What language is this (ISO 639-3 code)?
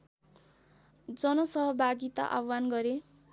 nep